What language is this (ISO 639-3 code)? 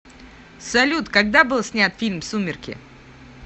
rus